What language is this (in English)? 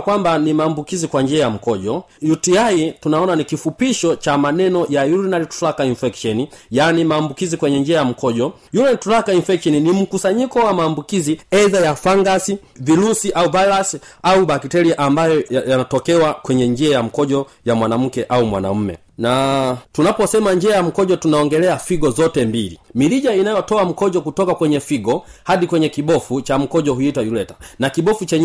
Swahili